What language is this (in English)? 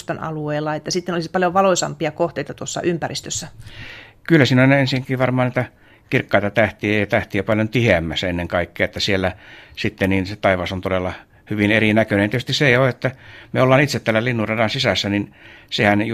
Finnish